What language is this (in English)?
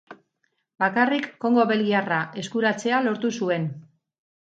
Basque